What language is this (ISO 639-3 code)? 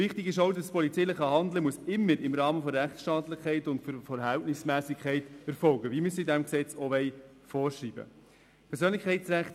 gsw